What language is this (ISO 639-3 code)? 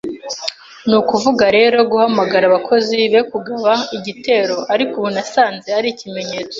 kin